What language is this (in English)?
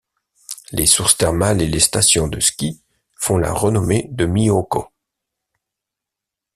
French